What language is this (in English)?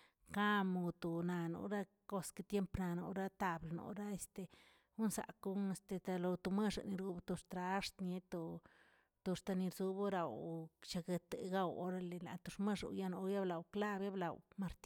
Tilquiapan Zapotec